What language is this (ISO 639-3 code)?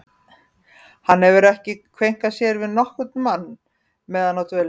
isl